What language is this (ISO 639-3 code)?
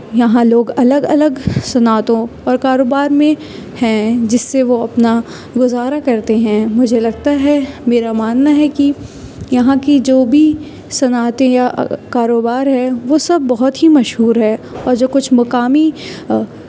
urd